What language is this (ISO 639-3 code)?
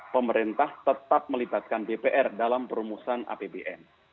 ind